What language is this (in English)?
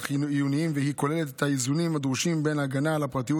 Hebrew